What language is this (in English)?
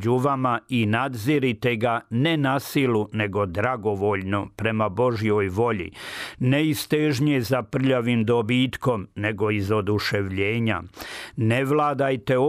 Croatian